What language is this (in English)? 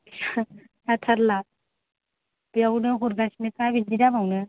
Bodo